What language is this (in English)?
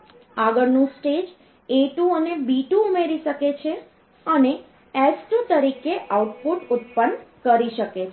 Gujarati